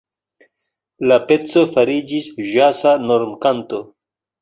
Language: Esperanto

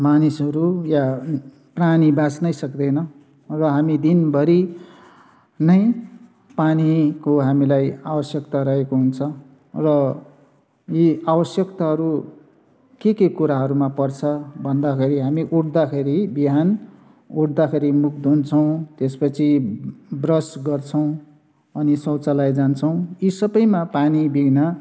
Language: Nepali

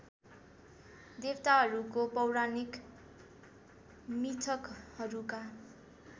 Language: Nepali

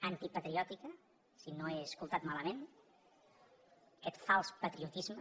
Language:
Catalan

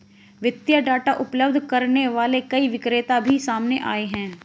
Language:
Hindi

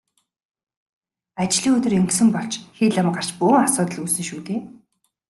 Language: Mongolian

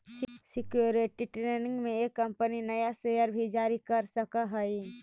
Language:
Magahi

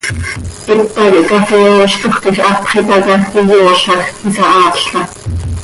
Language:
Seri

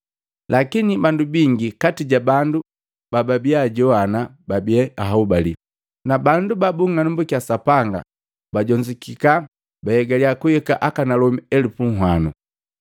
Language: Matengo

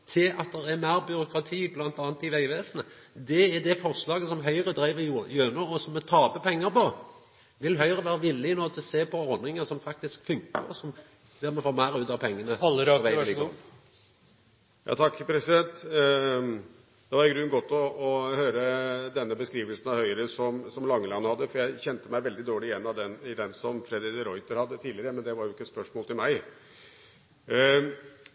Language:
Norwegian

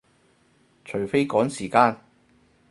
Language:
Cantonese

